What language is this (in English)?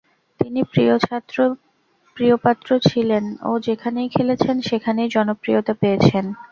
Bangla